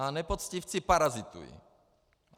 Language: Czech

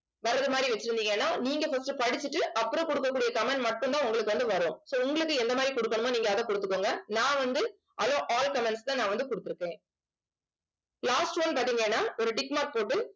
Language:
Tamil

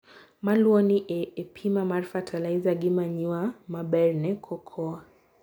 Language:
Luo (Kenya and Tanzania)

